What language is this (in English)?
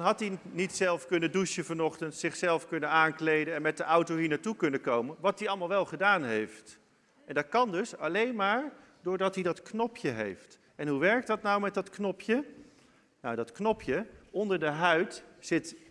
Dutch